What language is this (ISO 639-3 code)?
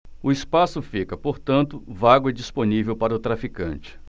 por